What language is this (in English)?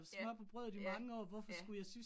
Danish